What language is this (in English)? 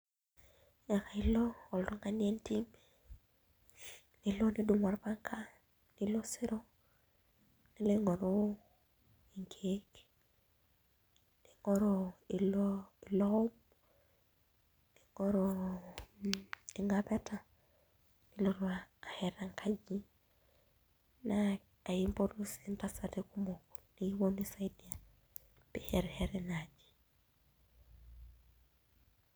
Masai